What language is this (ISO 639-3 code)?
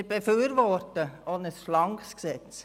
gsw